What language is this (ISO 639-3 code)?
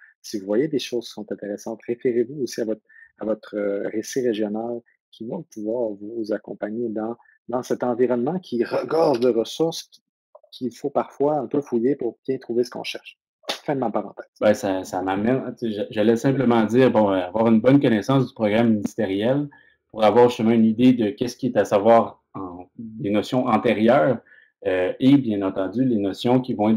fra